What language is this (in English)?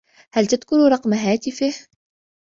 Arabic